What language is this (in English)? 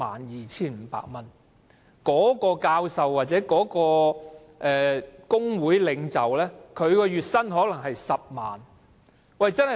Cantonese